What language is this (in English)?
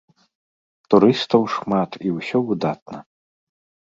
Belarusian